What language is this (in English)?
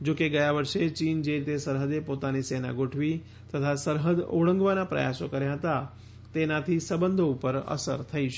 Gujarati